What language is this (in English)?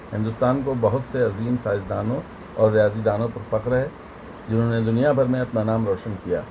Urdu